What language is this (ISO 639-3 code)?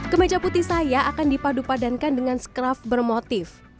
ind